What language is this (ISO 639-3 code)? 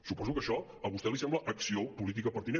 cat